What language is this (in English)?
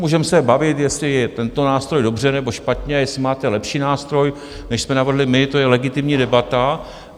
Czech